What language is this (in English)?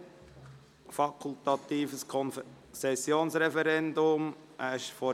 Swiss German